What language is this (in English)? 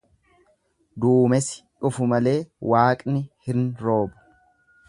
Oromo